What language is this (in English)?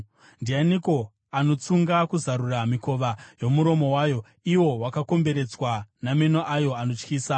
Shona